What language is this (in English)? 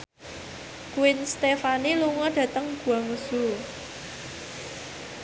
Javanese